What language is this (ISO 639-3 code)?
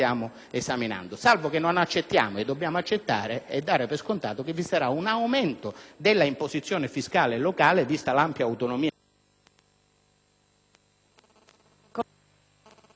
ita